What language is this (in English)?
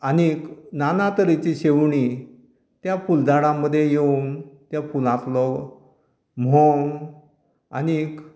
Konkani